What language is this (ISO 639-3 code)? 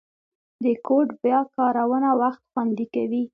pus